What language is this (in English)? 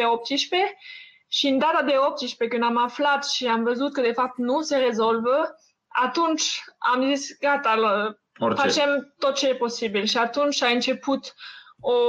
Romanian